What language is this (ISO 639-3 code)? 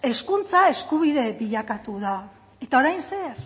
eus